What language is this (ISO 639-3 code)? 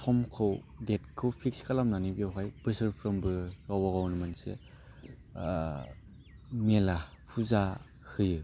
brx